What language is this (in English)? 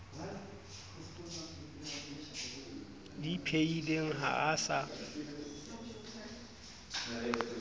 Southern Sotho